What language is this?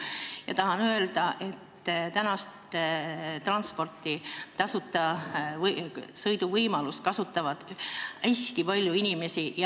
Estonian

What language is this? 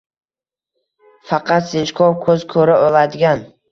Uzbek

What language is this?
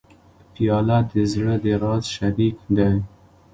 Pashto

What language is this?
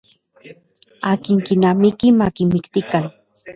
Central Puebla Nahuatl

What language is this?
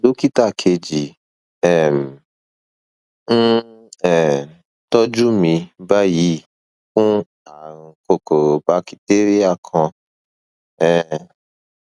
Yoruba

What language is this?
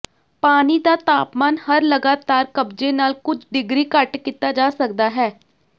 Punjabi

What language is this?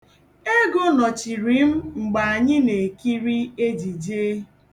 Igbo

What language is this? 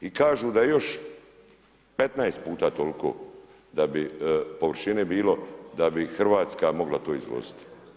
Croatian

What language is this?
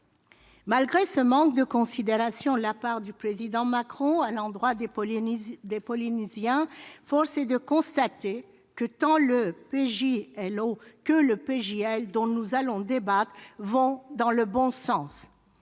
French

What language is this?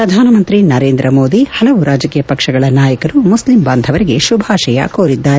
Kannada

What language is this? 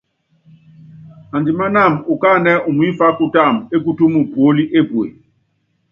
Yangben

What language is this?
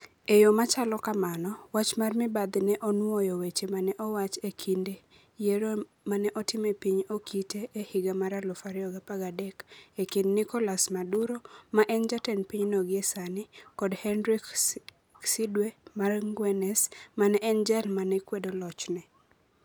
Luo (Kenya and Tanzania)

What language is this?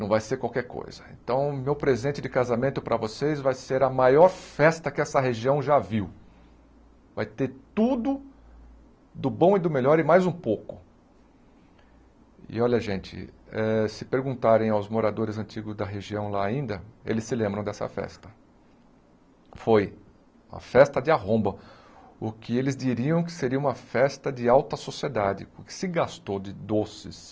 Portuguese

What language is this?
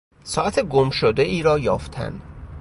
Persian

